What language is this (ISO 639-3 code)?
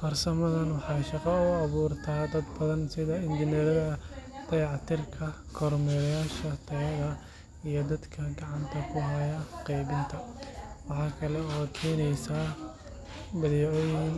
som